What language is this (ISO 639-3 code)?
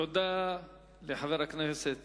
heb